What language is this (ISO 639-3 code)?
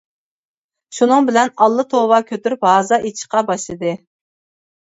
uig